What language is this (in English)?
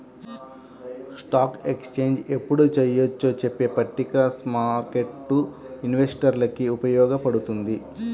Telugu